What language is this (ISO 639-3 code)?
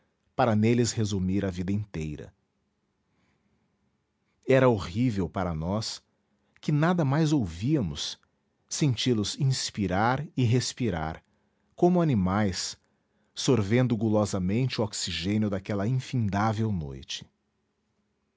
por